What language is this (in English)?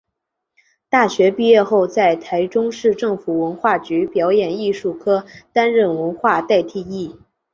Chinese